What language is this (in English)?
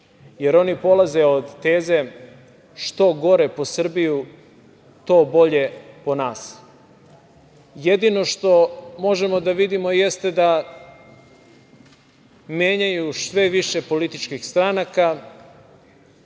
Serbian